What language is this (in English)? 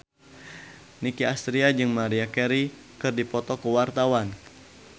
Sundanese